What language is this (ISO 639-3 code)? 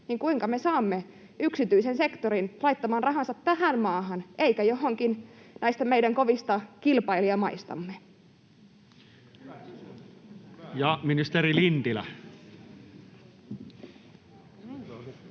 fin